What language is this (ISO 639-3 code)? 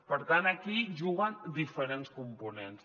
cat